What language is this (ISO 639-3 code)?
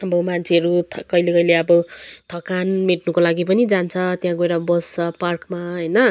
nep